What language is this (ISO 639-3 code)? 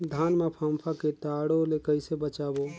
hne